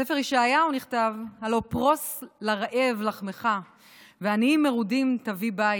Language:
Hebrew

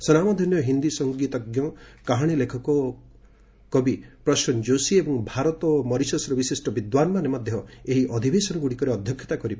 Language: Odia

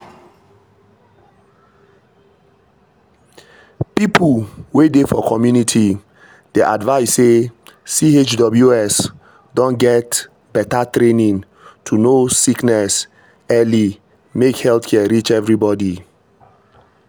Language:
Nigerian Pidgin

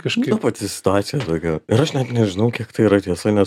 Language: Lithuanian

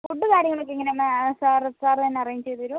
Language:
Malayalam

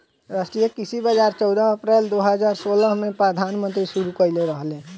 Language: Bhojpuri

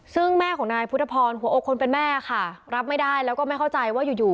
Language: Thai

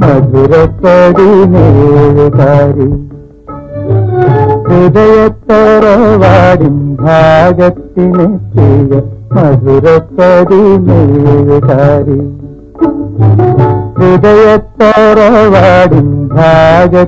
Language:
Hindi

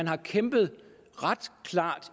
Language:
Danish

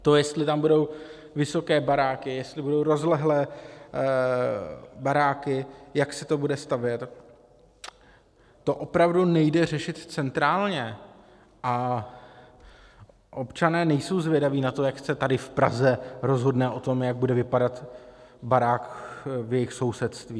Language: Czech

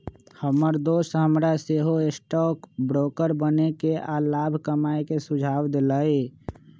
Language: Magahi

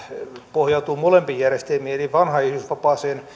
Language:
Finnish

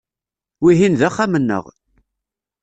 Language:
Kabyle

